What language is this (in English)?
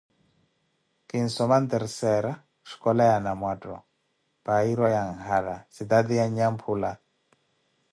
Koti